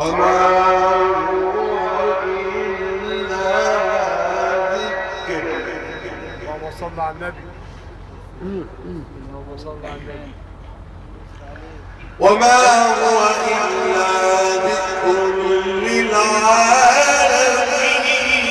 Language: Arabic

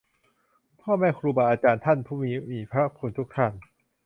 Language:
Thai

